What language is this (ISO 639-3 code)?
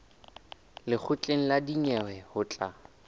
sot